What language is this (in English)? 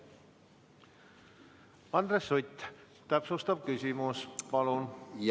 Estonian